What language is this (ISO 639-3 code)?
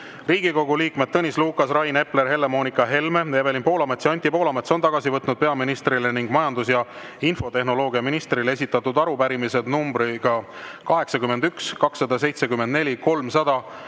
est